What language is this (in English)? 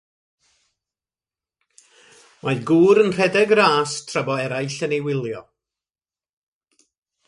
Welsh